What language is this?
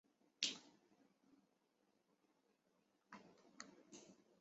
Chinese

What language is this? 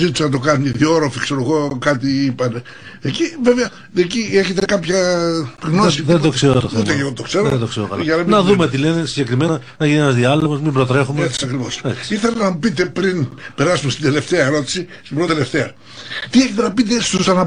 Greek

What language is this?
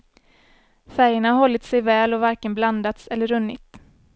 Swedish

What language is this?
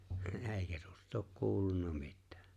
Finnish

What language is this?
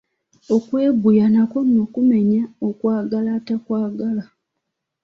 Ganda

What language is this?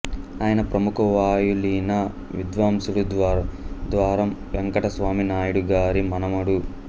Telugu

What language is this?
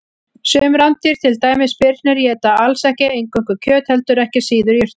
Icelandic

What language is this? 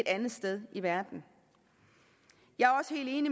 Danish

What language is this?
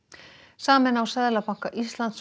Icelandic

